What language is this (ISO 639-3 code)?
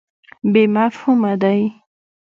pus